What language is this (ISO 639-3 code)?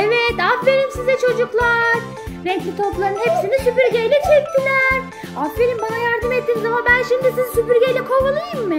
tur